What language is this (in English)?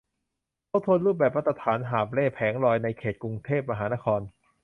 Thai